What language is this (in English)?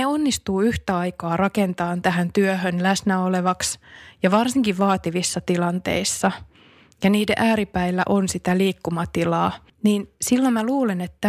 Finnish